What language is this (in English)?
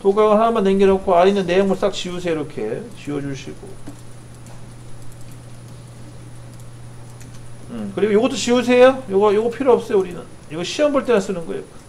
Korean